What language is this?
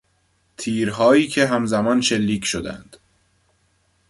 Persian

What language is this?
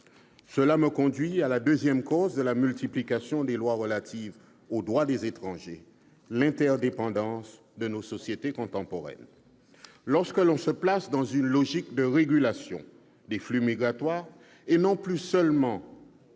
French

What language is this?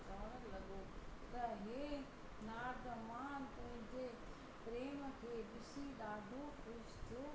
Sindhi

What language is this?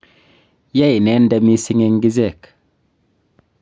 Kalenjin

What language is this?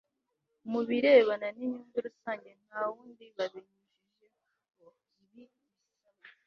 Kinyarwanda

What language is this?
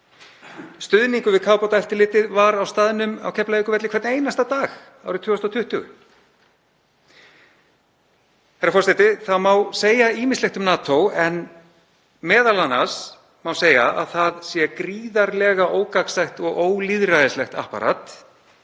Icelandic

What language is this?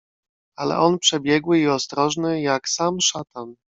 Polish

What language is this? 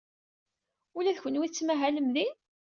Kabyle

